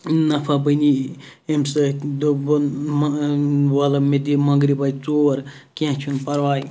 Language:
Kashmiri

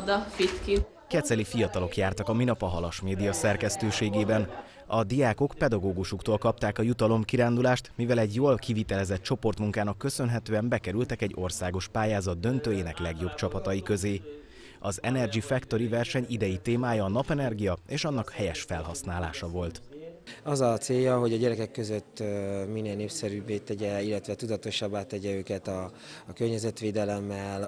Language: Hungarian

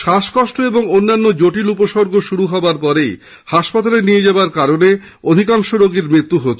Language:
Bangla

